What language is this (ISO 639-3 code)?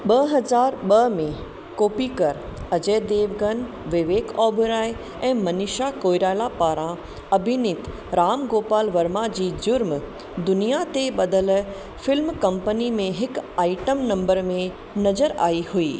snd